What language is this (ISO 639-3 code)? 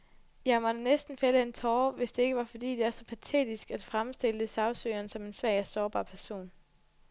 dan